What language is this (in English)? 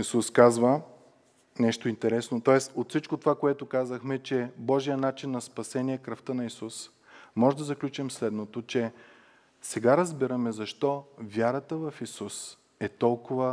Bulgarian